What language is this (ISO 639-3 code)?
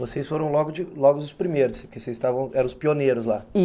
por